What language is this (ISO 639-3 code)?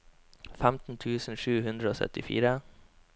nor